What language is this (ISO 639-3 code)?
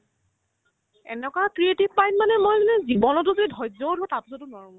asm